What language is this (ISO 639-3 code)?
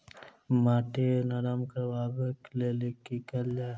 mai